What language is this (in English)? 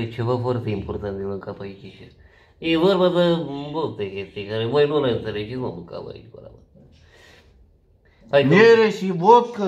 Romanian